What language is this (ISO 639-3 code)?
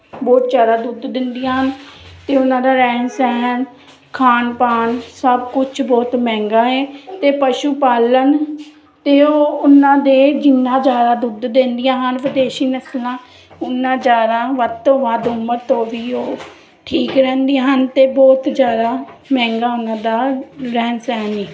pan